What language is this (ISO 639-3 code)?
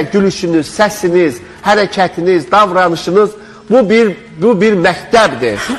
tur